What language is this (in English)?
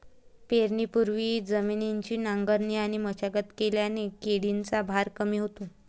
Marathi